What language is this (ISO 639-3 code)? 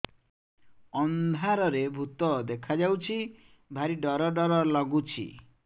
ori